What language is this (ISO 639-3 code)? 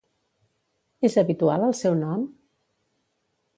cat